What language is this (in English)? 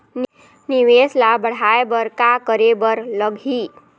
Chhattisgarhi